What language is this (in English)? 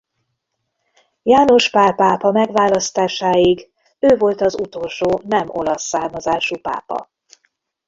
Hungarian